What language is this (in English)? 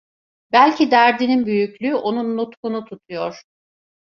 Turkish